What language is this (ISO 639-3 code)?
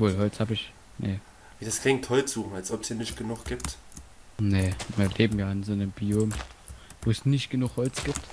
deu